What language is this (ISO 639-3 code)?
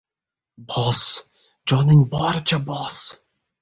uzb